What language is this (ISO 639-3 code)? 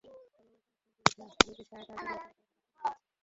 ben